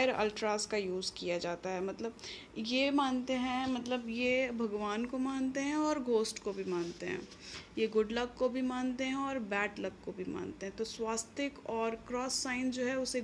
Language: Hindi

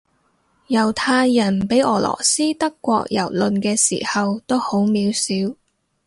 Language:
Cantonese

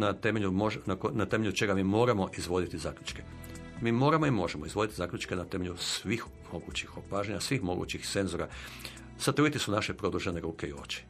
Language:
Croatian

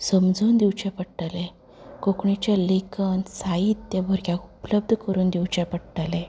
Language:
Konkani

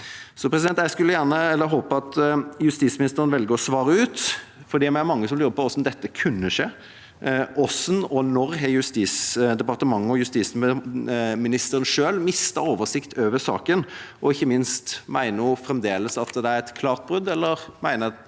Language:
Norwegian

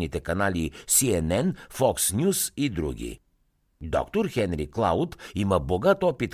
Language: Bulgarian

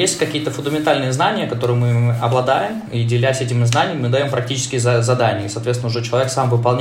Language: Russian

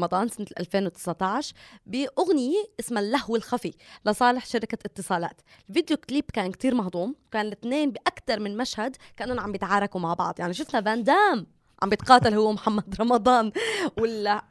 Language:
Arabic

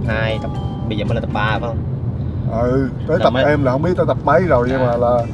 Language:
Vietnamese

